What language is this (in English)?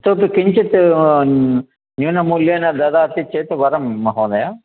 Sanskrit